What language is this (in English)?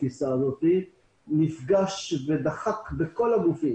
Hebrew